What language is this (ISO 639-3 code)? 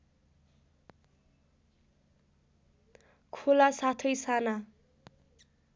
nep